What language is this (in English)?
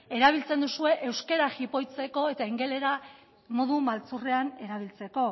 Basque